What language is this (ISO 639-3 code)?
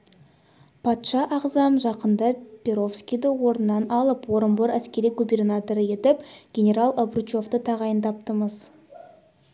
kaz